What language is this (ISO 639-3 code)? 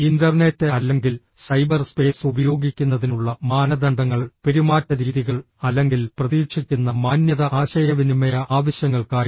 mal